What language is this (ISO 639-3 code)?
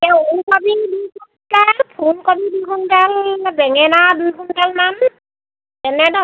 asm